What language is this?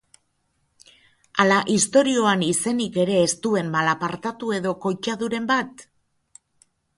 Basque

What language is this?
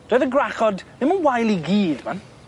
Welsh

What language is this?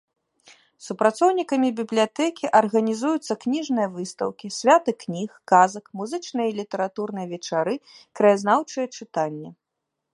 Belarusian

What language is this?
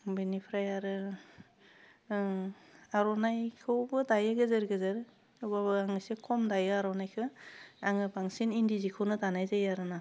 Bodo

